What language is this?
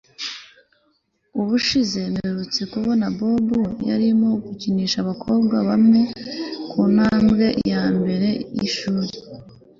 Kinyarwanda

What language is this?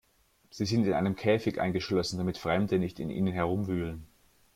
German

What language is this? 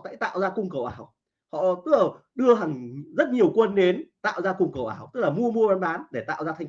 Vietnamese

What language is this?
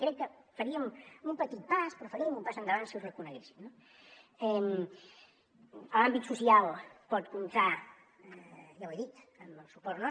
Catalan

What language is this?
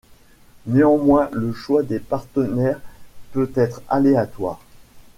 French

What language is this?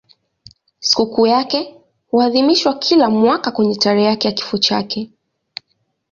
Swahili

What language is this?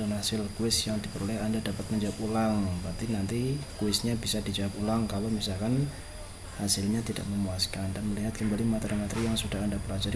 Indonesian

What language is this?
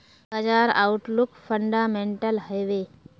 Magahi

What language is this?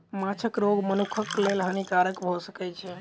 Maithili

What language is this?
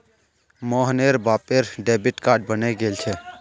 Magahi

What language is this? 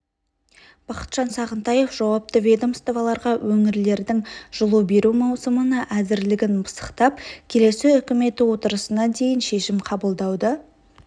Kazakh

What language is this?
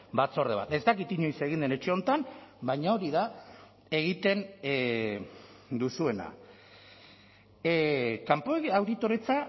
Basque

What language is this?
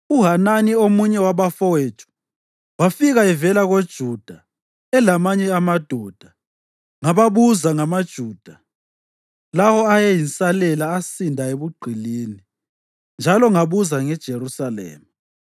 North Ndebele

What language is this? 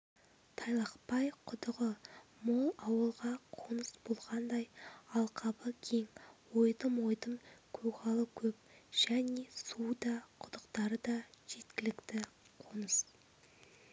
Kazakh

